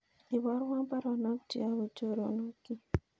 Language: Kalenjin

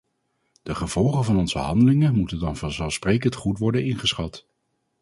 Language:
Dutch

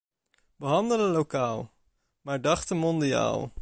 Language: Dutch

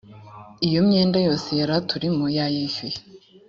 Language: Kinyarwanda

